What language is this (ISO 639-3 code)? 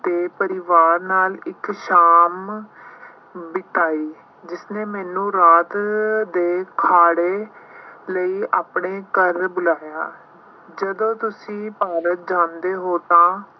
pan